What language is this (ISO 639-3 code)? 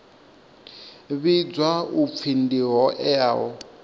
ven